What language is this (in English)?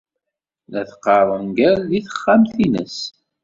Kabyle